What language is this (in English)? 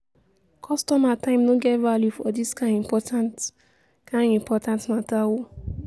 Nigerian Pidgin